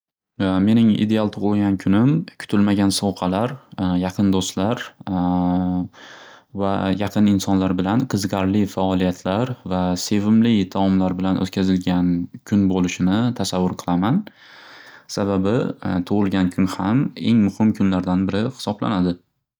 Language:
Uzbek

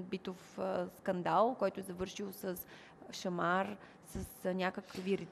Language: Bulgarian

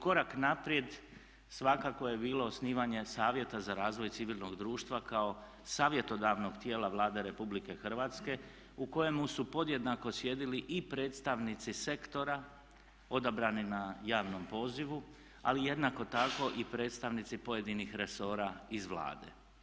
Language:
Croatian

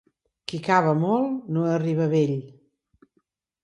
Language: Catalan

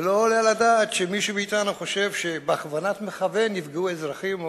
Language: Hebrew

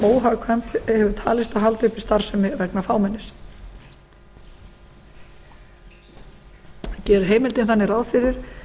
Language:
Icelandic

